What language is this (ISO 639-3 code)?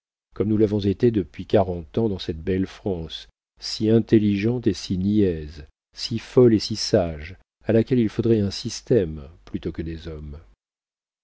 fra